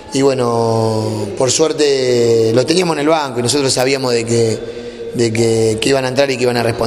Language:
Spanish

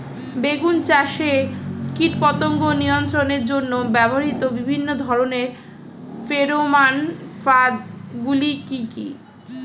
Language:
Bangla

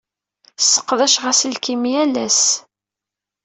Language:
Kabyle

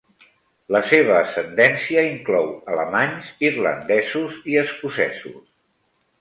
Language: Catalan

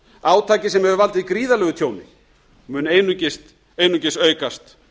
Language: Icelandic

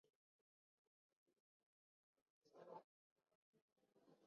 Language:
Swahili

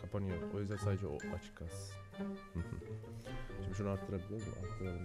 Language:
Turkish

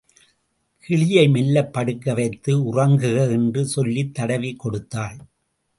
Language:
Tamil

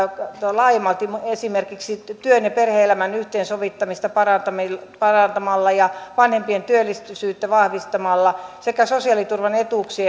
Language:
Finnish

